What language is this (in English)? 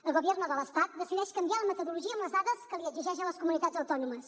Catalan